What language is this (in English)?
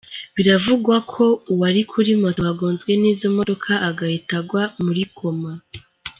Kinyarwanda